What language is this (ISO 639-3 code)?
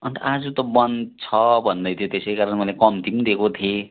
nep